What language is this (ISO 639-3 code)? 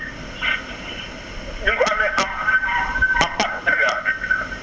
wol